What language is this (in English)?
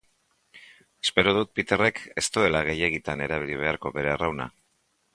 Basque